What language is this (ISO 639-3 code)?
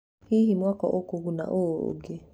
kik